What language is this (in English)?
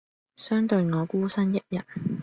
Cantonese